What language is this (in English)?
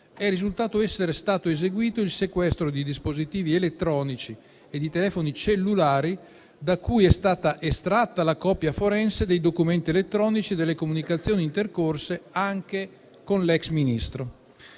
Italian